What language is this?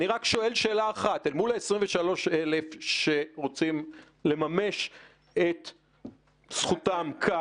Hebrew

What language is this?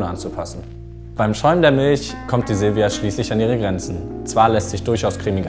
German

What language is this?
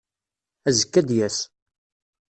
Kabyle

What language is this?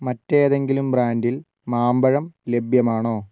Malayalam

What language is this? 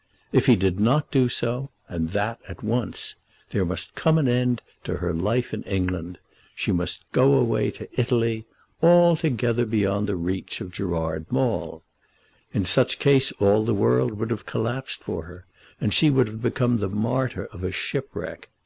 English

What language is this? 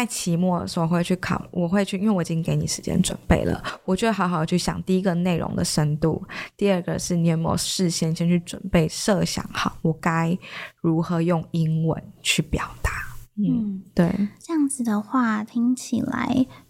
Chinese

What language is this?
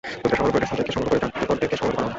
Bangla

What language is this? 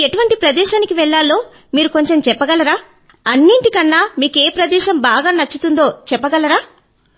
Telugu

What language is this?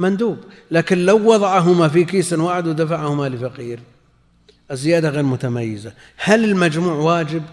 Arabic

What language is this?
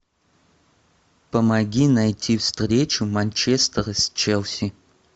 Russian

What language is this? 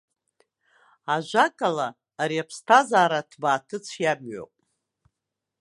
Abkhazian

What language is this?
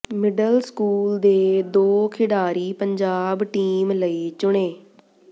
Punjabi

